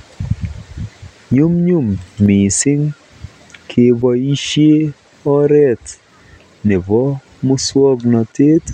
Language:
Kalenjin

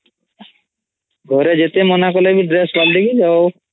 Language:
Odia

